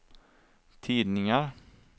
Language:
Swedish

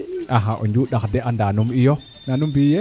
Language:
Serer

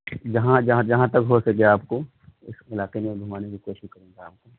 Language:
Urdu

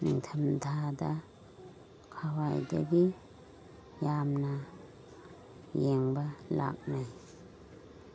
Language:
Manipuri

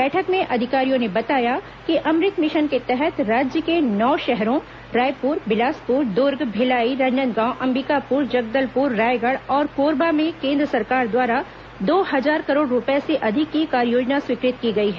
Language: Hindi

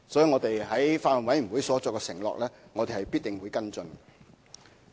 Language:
Cantonese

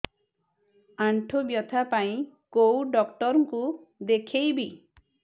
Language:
Odia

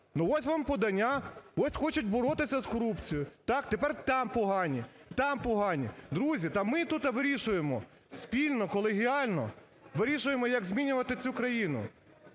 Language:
Ukrainian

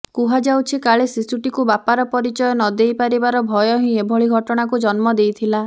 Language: Odia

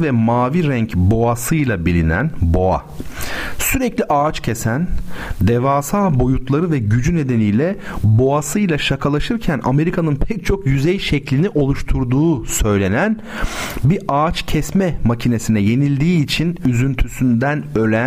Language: Turkish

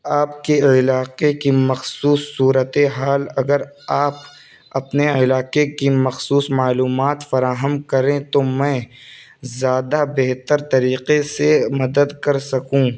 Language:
Urdu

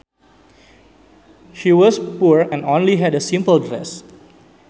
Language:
Sundanese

